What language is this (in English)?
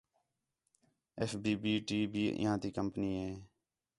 Khetrani